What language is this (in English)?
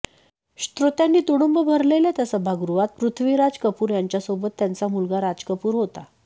Marathi